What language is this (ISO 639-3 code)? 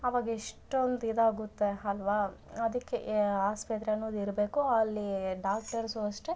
kan